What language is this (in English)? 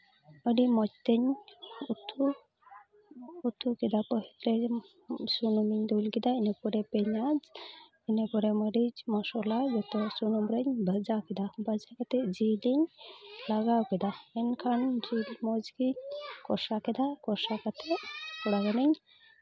Santali